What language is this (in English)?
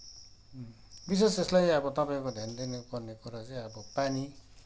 Nepali